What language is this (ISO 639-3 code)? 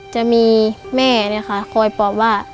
tha